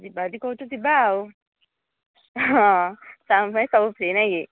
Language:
Odia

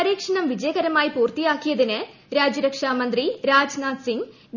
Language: Malayalam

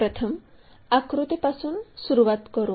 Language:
Marathi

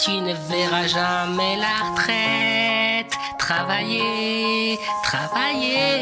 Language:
French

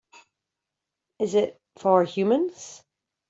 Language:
English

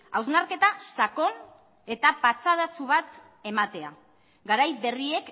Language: Basque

